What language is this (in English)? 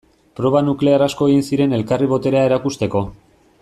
Basque